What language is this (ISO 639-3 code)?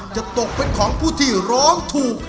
tha